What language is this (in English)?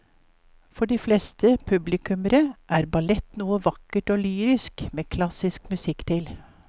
Norwegian